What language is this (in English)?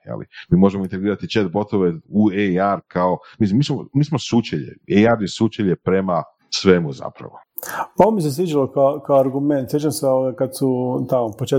Croatian